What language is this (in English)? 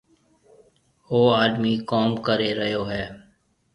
Marwari (Pakistan)